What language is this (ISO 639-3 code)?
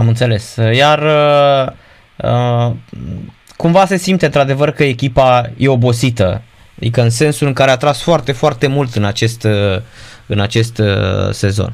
ron